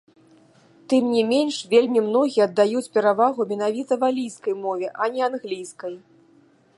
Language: Belarusian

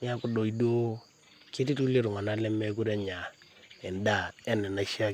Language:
Masai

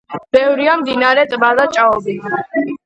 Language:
Georgian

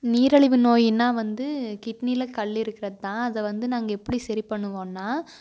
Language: Tamil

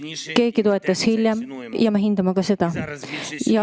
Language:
Estonian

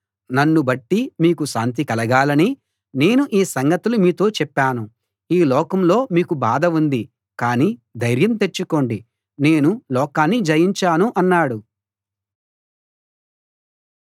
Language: Telugu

